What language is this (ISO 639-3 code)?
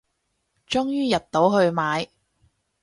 yue